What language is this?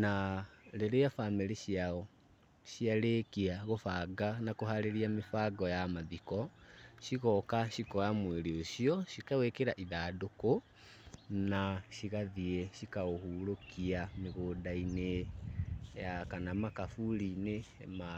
Kikuyu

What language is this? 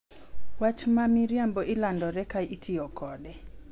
Luo (Kenya and Tanzania)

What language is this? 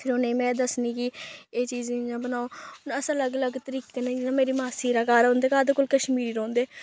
Dogri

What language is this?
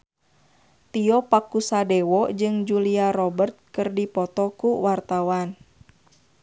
Sundanese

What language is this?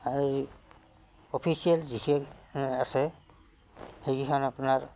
Assamese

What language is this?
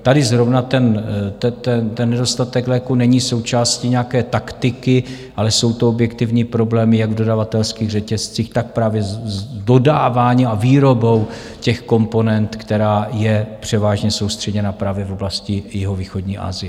Czech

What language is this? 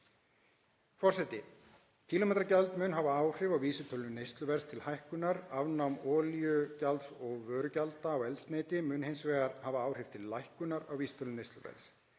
Icelandic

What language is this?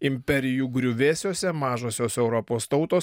Lithuanian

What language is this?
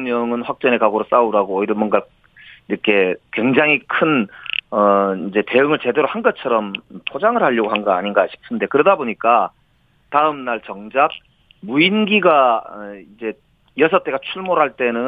Korean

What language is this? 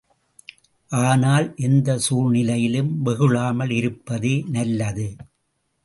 Tamil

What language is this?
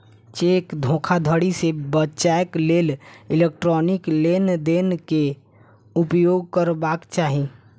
Maithili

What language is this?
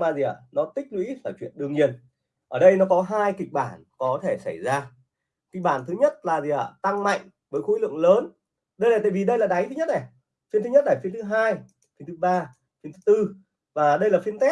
Vietnamese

